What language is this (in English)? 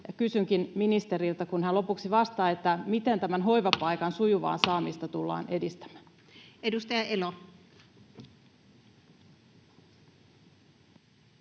Finnish